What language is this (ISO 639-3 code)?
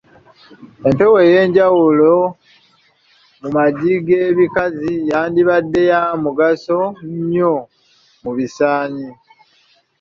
lug